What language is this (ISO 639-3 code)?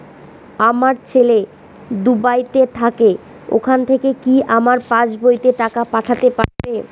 ben